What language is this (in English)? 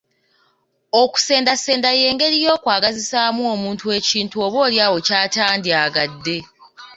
Ganda